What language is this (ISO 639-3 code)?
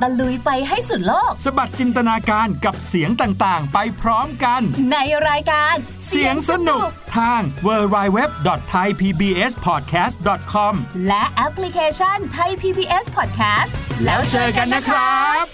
tha